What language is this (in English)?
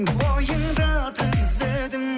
Kazakh